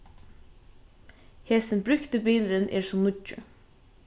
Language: Faroese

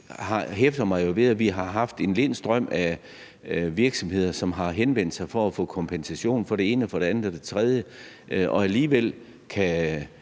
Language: Danish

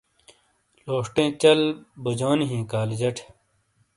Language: Shina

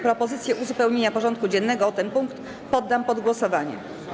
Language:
Polish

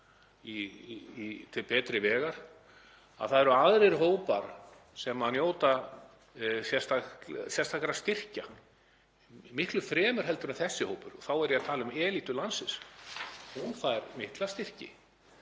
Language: Icelandic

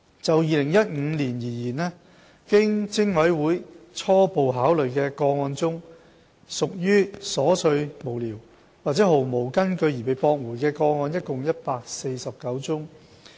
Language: Cantonese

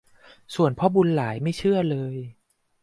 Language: Thai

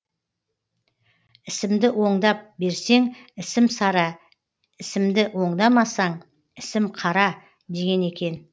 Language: Kazakh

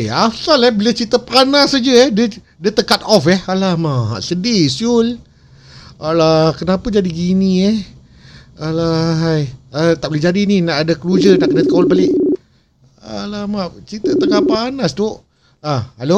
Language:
Malay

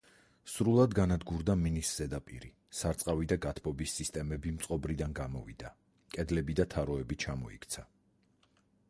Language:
Georgian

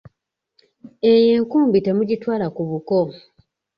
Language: Ganda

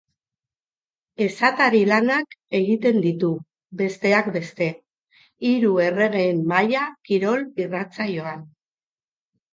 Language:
Basque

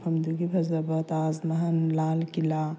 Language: Manipuri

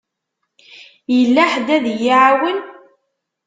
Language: Kabyle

